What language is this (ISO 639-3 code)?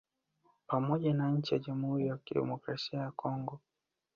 swa